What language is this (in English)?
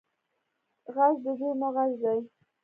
Pashto